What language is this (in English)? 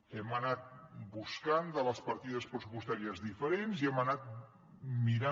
Catalan